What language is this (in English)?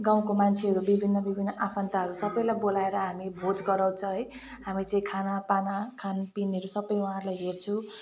Nepali